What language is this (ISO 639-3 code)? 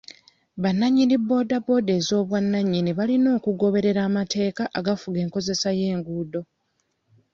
lug